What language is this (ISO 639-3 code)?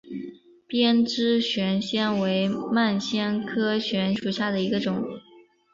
zho